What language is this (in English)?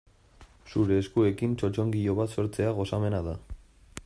Basque